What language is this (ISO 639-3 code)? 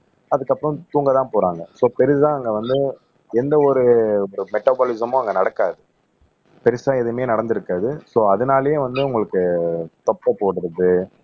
tam